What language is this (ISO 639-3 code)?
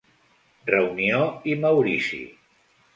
cat